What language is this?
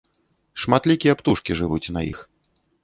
Belarusian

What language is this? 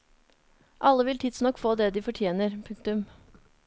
Norwegian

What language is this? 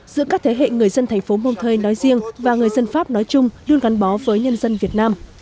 Vietnamese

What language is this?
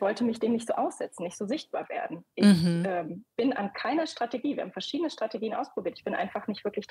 German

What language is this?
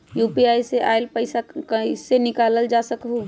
Magahi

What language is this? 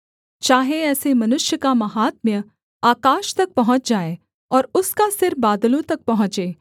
Hindi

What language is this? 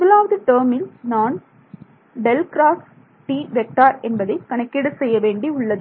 Tamil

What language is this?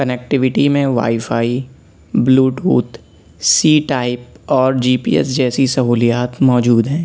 Urdu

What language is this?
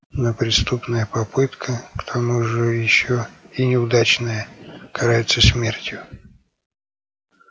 Russian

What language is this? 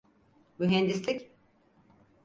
Turkish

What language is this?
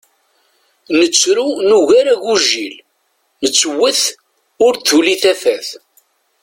Kabyle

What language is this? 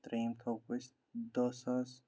Kashmiri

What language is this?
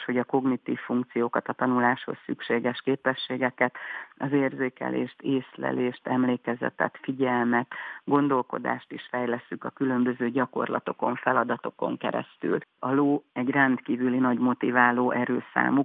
Hungarian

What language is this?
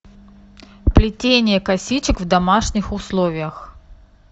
Russian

